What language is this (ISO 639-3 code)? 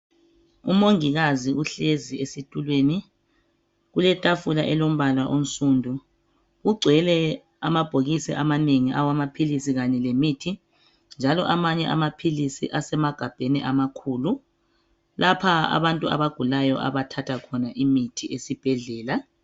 nde